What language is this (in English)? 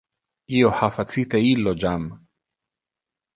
Interlingua